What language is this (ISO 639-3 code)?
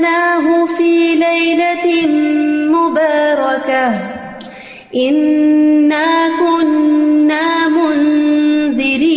urd